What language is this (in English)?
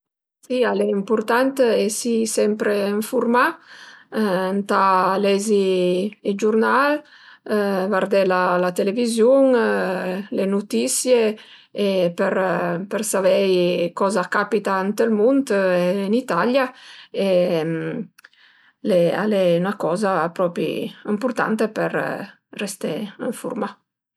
Piedmontese